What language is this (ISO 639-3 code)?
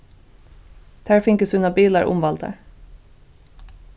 fao